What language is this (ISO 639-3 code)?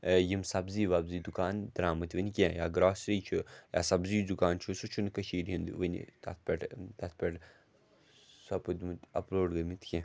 kas